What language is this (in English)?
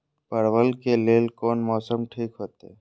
Maithili